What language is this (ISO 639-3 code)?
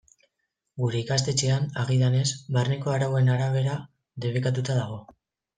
eus